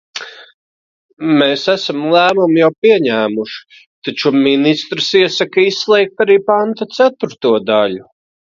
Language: Latvian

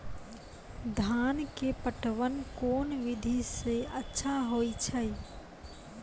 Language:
Maithili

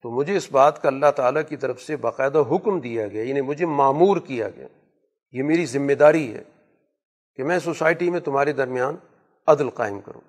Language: Urdu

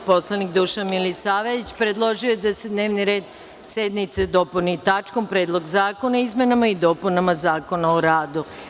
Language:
Serbian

